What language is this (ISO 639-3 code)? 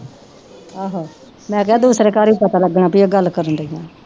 pan